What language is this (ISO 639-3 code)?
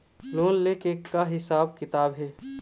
hne